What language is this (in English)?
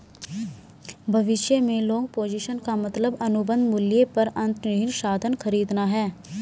Hindi